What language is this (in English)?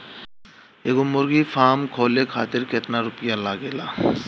Bhojpuri